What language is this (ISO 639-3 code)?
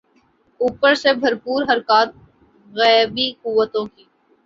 urd